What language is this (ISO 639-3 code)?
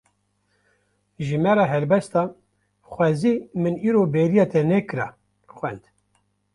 kur